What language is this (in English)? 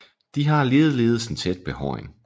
Danish